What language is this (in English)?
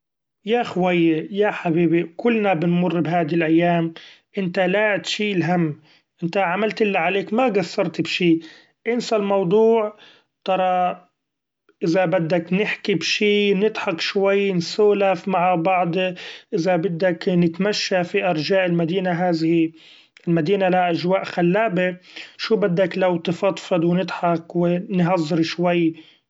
Gulf Arabic